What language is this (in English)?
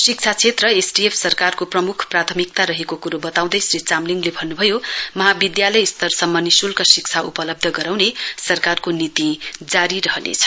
Nepali